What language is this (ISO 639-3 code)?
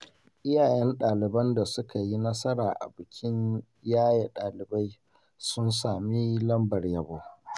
hau